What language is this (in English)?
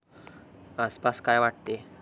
Marathi